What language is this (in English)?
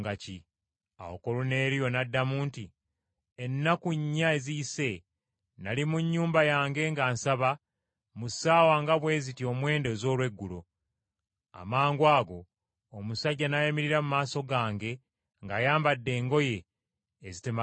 Ganda